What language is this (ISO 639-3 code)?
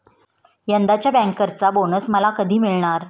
mar